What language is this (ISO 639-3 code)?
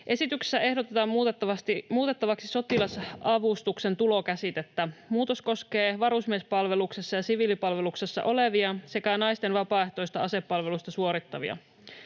fin